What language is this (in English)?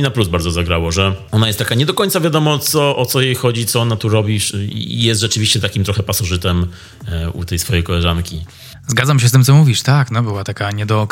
Polish